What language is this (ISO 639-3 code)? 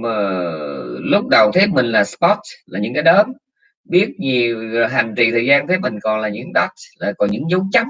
vie